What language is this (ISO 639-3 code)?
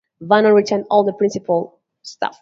eng